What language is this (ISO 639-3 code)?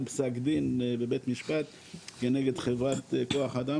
heb